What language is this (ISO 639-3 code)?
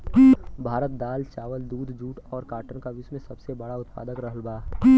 bho